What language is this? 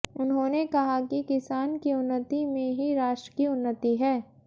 Hindi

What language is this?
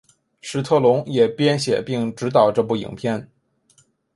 Chinese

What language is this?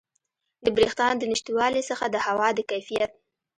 Pashto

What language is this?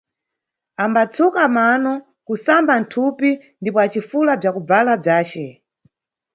Nyungwe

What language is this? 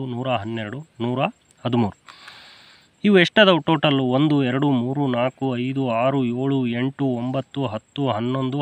Indonesian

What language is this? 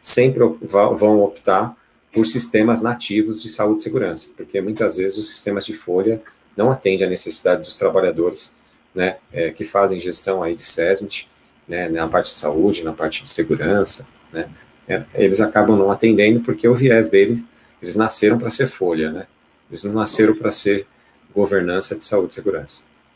Portuguese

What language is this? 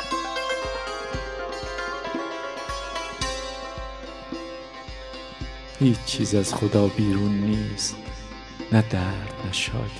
Persian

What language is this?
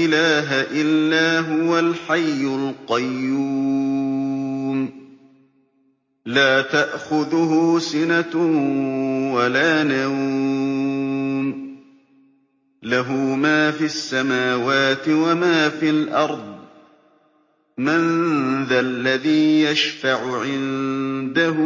Arabic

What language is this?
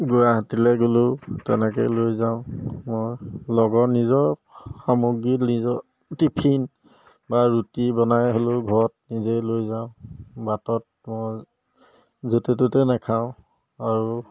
Assamese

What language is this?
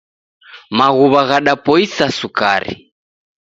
Taita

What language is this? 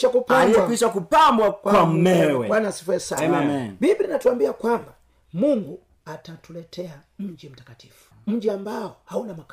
Swahili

